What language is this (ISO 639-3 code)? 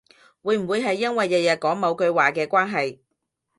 yue